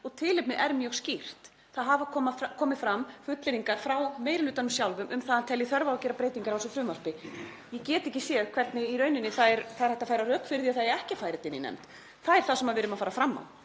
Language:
Icelandic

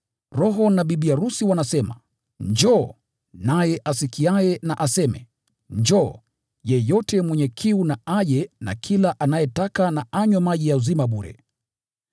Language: Swahili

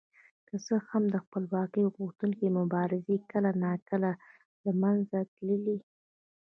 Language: Pashto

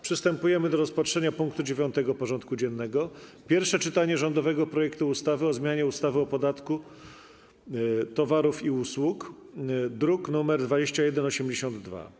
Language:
Polish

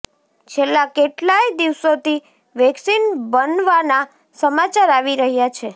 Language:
Gujarati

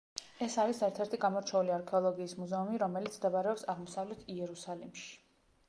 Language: Georgian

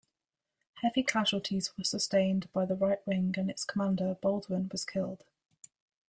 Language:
English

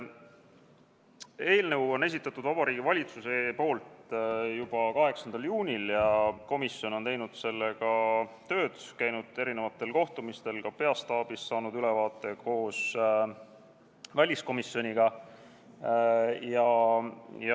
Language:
Estonian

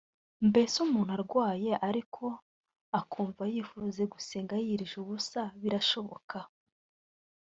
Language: Kinyarwanda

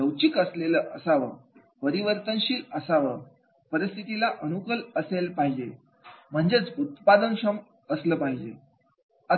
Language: Marathi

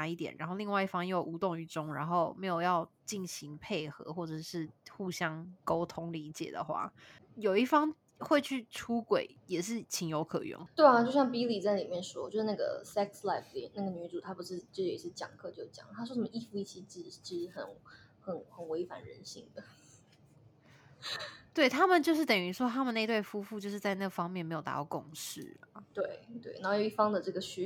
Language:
Chinese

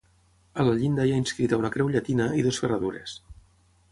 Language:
Catalan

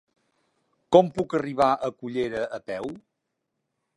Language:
Catalan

